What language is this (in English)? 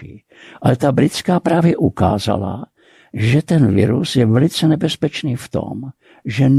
Czech